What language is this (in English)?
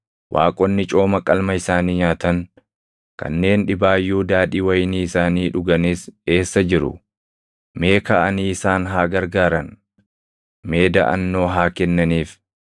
Oromo